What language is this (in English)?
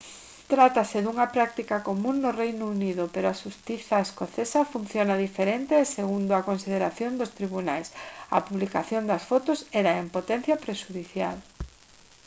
Galician